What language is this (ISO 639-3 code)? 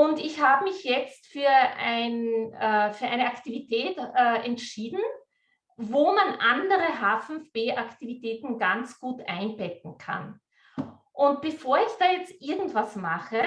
deu